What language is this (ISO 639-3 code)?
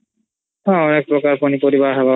ori